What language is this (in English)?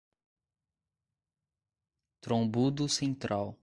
Portuguese